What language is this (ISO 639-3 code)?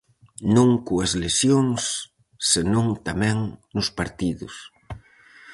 glg